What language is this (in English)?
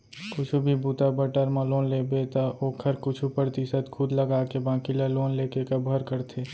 Chhattisgarhi